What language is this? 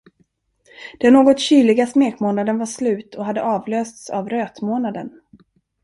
Swedish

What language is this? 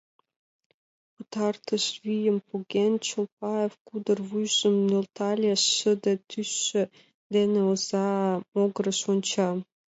Mari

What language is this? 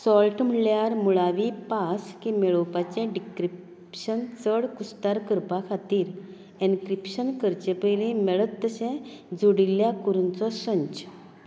Konkani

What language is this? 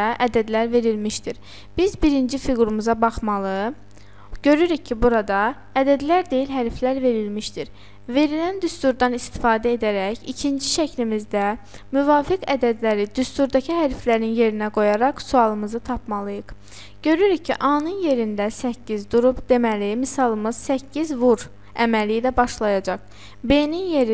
Turkish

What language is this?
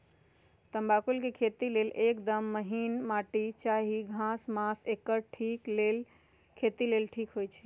Magahi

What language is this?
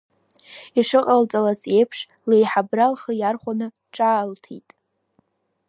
Abkhazian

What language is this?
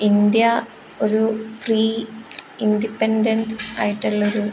Malayalam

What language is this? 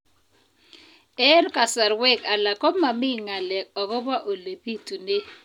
Kalenjin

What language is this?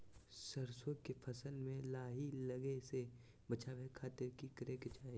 Magahi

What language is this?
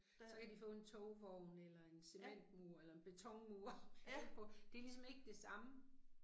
Danish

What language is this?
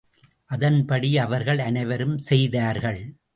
Tamil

